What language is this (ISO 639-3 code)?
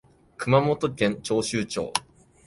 jpn